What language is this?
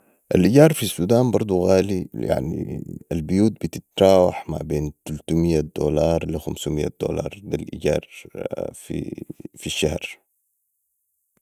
Sudanese Arabic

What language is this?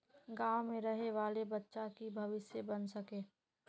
Magahi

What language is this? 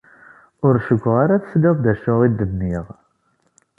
Kabyle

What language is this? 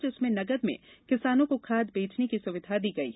Hindi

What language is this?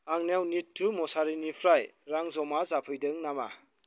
Bodo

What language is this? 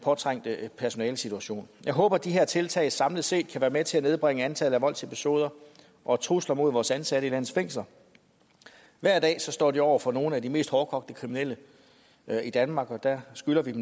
Danish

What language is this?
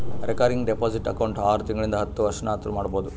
Kannada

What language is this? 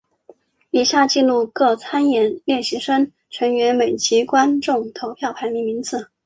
Chinese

